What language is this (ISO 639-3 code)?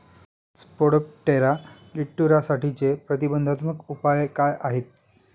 mar